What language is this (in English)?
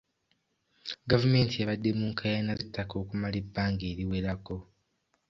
Ganda